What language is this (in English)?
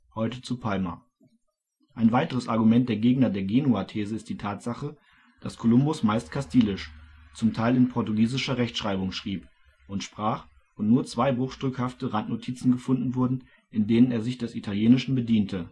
German